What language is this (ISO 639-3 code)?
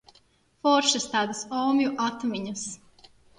lav